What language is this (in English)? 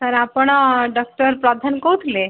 Odia